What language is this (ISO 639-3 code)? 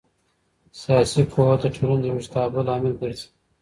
pus